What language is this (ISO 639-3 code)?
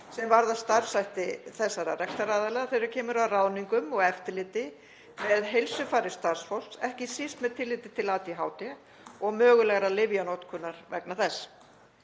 isl